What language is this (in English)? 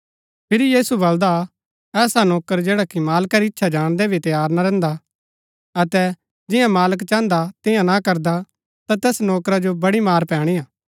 Gaddi